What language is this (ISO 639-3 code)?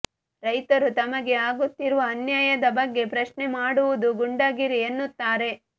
kan